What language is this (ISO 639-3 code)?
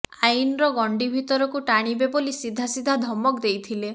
ori